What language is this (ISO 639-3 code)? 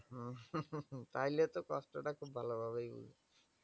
ben